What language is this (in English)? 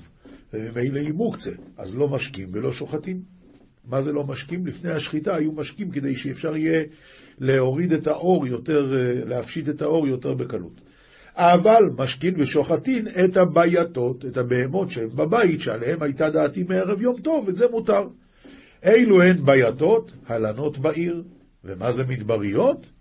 Hebrew